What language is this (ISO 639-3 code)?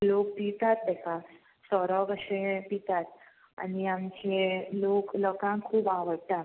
kok